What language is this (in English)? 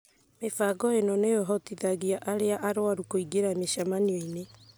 Kikuyu